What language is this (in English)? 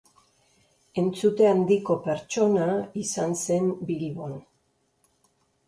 Basque